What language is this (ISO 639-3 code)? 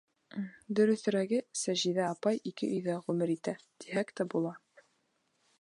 bak